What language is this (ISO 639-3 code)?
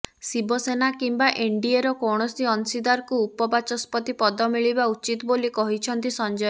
ori